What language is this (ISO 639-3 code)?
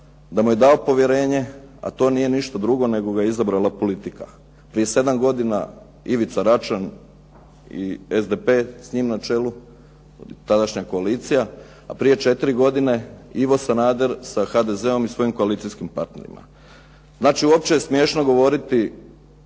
hrv